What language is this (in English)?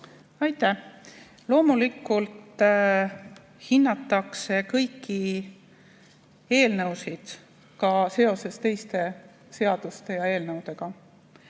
Estonian